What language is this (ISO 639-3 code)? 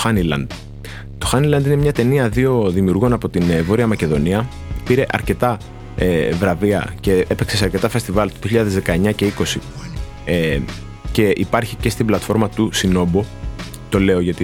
ell